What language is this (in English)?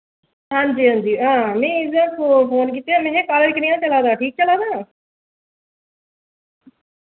Dogri